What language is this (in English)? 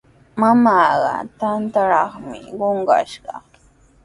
Sihuas Ancash Quechua